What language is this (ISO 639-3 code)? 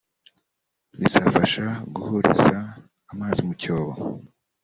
kin